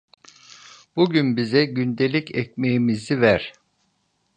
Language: Turkish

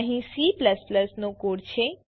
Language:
Gujarati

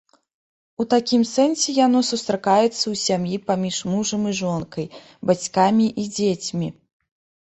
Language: Belarusian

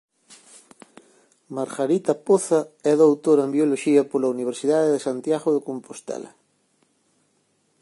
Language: Galician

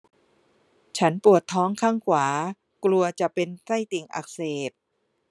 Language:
Thai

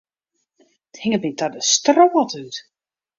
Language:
Western Frisian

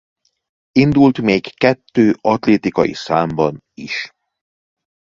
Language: Hungarian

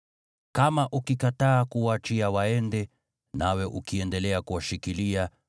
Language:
Swahili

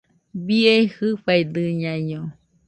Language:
Nüpode Huitoto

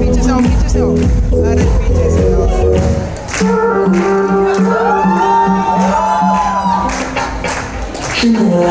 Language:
Korean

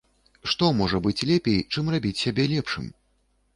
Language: Belarusian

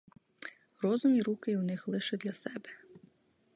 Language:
Ukrainian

